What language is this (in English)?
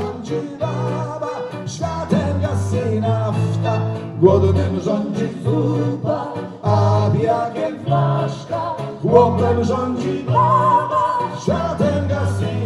Polish